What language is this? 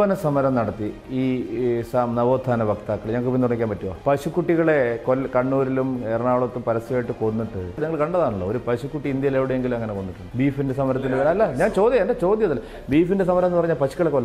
Romanian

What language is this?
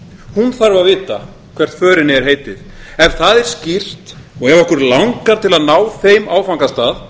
Icelandic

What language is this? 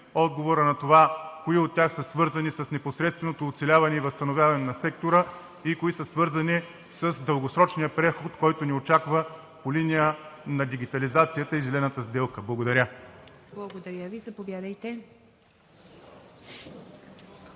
Bulgarian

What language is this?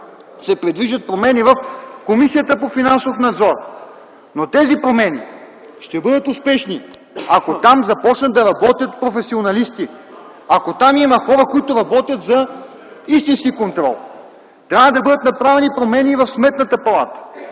Bulgarian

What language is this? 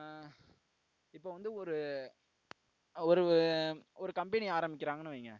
Tamil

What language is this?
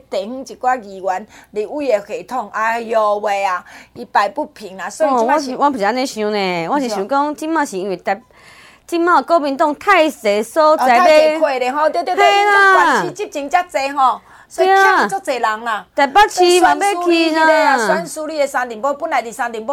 Chinese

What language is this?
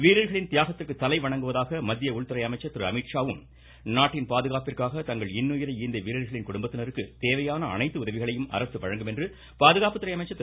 Tamil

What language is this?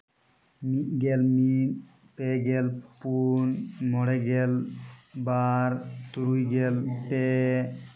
Santali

